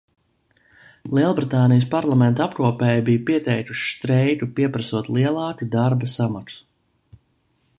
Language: Latvian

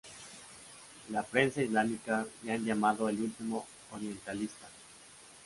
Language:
Spanish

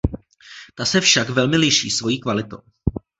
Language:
Czech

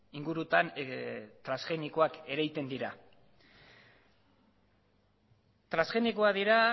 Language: Basque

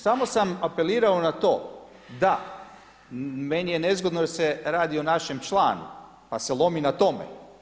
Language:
Croatian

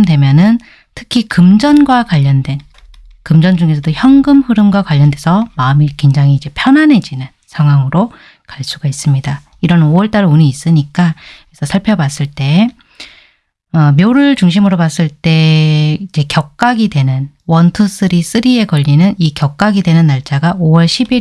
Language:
Korean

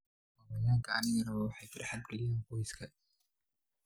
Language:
Somali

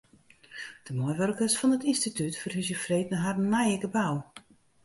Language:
Western Frisian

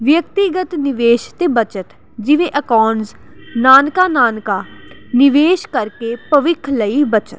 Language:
Punjabi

